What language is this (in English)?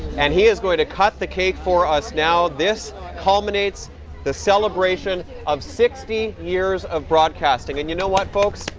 English